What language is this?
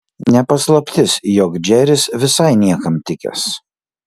Lithuanian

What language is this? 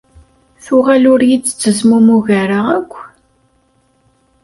Kabyle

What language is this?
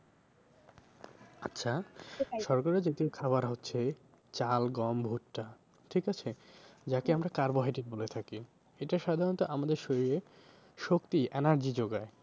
Bangla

